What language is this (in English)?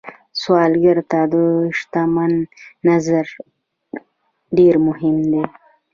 Pashto